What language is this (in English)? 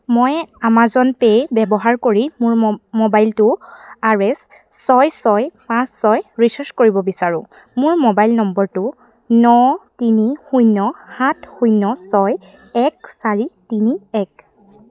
Assamese